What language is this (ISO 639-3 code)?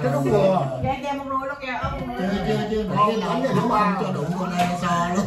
vie